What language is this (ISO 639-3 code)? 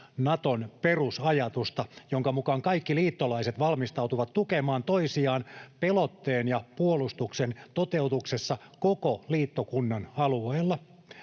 fin